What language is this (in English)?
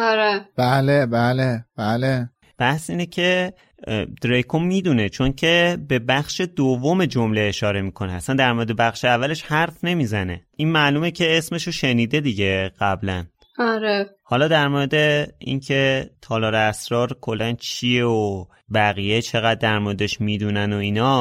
Persian